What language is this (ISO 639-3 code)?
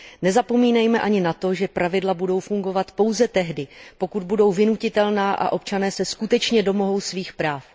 ces